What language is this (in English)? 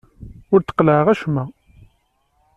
Kabyle